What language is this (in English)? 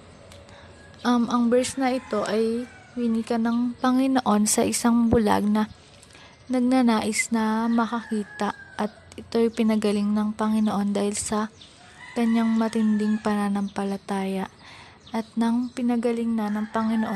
Filipino